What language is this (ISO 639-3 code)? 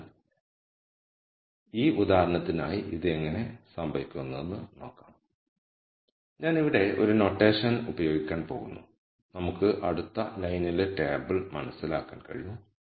mal